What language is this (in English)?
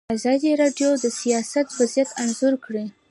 Pashto